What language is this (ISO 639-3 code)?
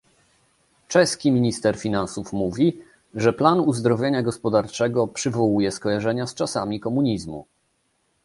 pol